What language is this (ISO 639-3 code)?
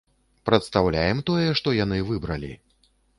bel